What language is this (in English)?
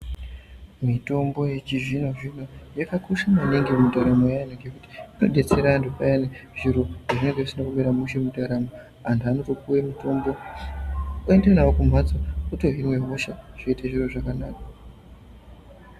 Ndau